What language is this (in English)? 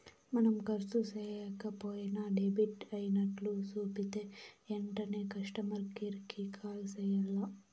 Telugu